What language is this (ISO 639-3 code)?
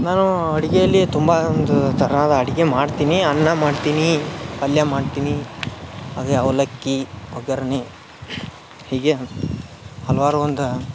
kan